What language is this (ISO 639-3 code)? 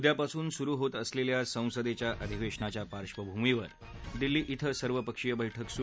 mar